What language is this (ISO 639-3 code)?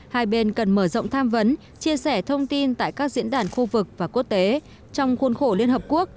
vie